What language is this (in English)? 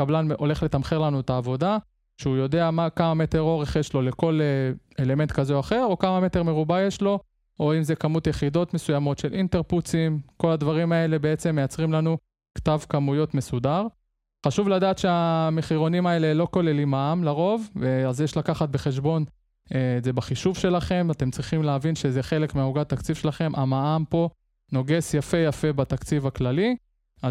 Hebrew